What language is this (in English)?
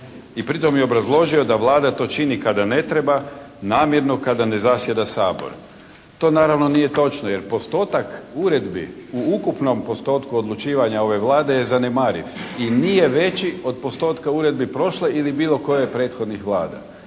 Croatian